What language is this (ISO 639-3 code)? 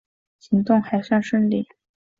zho